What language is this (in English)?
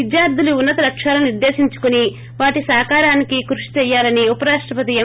Telugu